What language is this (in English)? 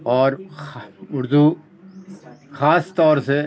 Urdu